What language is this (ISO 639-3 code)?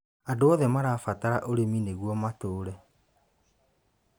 kik